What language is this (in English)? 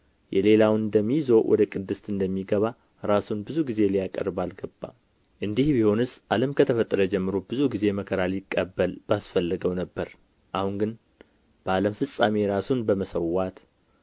Amharic